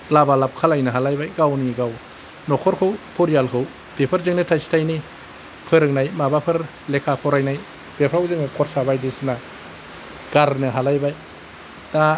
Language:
Bodo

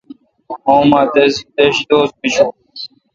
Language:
Kalkoti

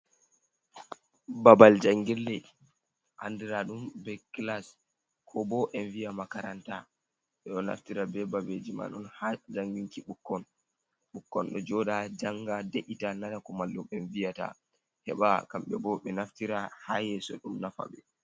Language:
Fula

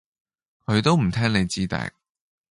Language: Cantonese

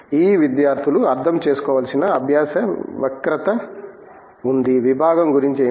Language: Telugu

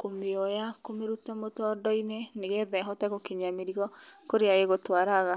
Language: Kikuyu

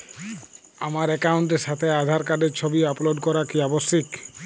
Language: Bangla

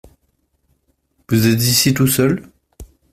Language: French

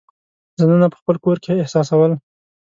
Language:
Pashto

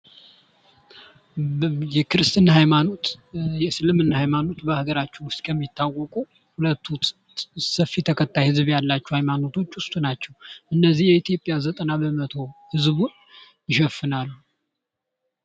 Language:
Amharic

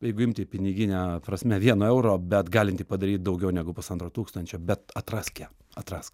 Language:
Lithuanian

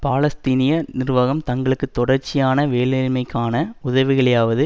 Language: Tamil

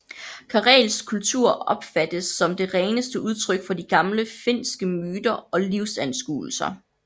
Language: Danish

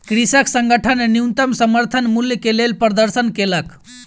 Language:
Maithili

